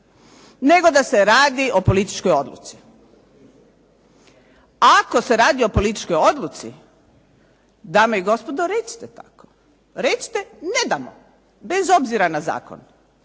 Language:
Croatian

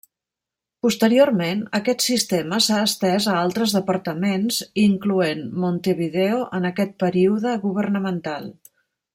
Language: Catalan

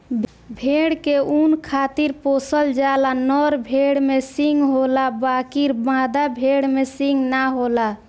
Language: Bhojpuri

